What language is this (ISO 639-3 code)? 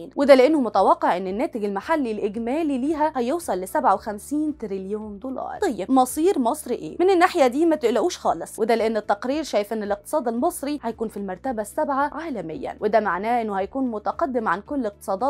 ara